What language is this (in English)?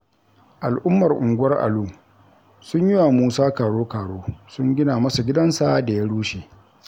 Hausa